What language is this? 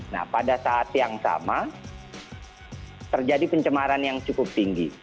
Indonesian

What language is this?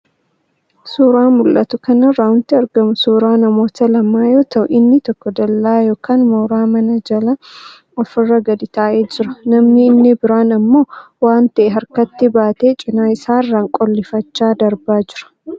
Oromo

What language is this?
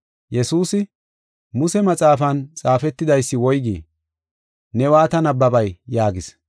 Gofa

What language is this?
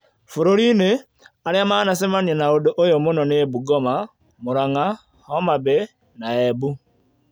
Kikuyu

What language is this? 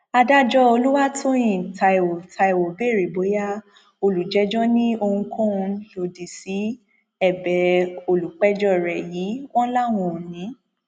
Yoruba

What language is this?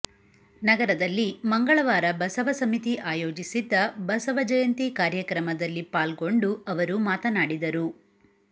Kannada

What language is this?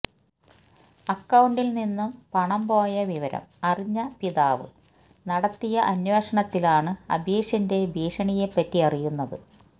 Malayalam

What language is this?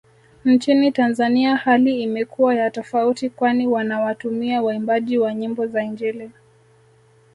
Swahili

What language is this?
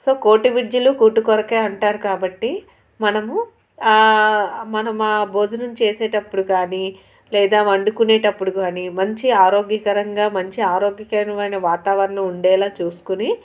Telugu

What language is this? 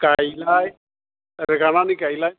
Bodo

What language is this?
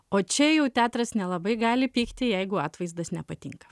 Lithuanian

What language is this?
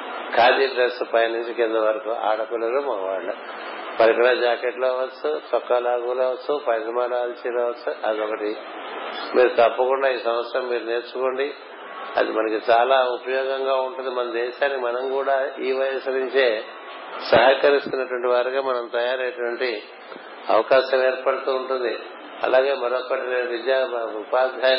Telugu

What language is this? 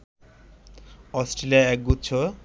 Bangla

